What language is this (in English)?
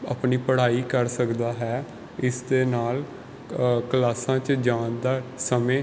Punjabi